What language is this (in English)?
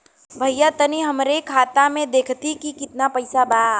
Bhojpuri